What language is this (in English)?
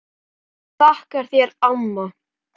Icelandic